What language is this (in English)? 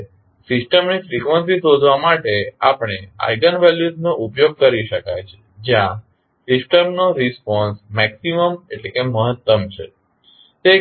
Gujarati